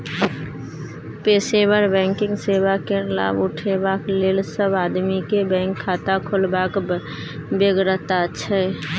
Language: Maithili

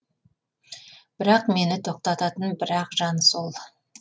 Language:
Kazakh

